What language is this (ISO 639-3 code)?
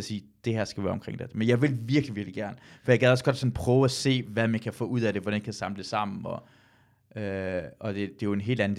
dan